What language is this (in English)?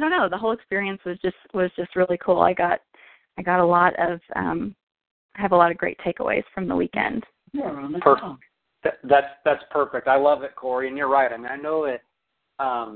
English